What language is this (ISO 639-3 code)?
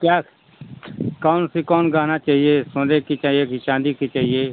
hin